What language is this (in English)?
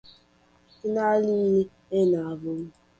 Portuguese